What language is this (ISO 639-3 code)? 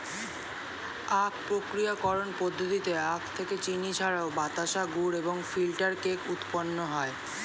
ben